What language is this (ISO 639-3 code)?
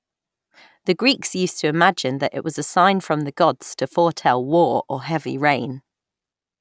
eng